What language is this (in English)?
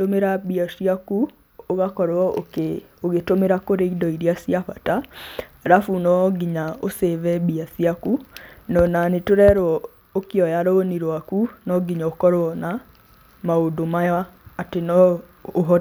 Kikuyu